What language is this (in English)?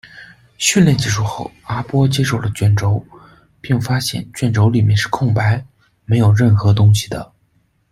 Chinese